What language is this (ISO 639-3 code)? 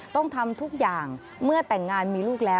tha